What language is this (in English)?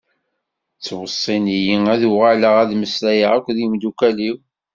Kabyle